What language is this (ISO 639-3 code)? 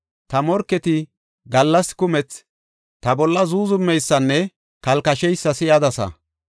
gof